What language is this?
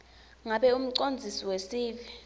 Swati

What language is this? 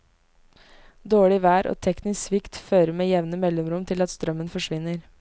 Norwegian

